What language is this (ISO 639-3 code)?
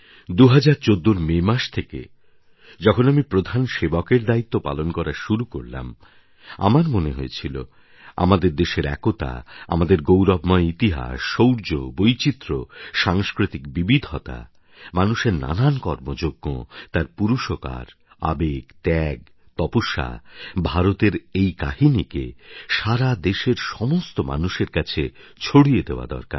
ben